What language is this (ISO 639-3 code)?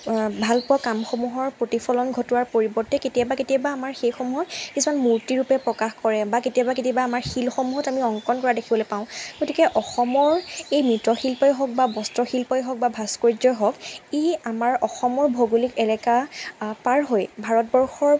asm